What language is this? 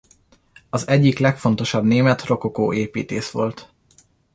Hungarian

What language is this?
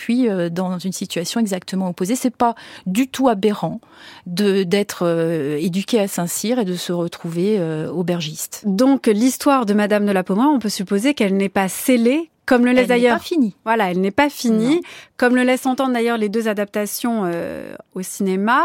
French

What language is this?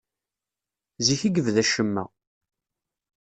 Kabyle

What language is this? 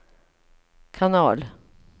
Swedish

